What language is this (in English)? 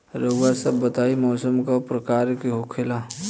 Bhojpuri